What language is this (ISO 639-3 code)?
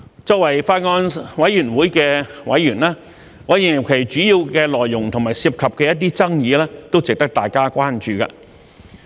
yue